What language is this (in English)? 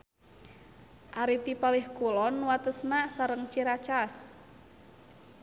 Sundanese